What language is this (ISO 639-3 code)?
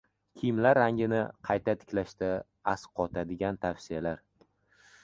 uzb